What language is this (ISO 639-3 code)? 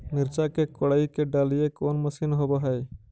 mag